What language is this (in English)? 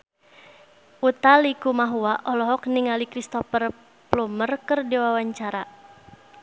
Sundanese